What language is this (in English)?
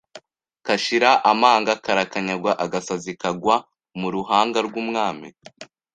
Kinyarwanda